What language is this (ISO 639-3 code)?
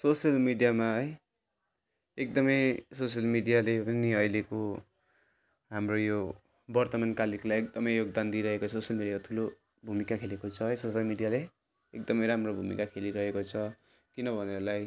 nep